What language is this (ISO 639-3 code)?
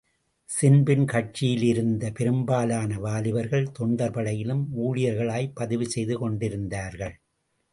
tam